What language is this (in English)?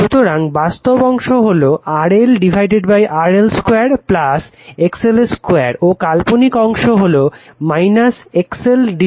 Bangla